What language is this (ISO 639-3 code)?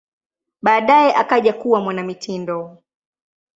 swa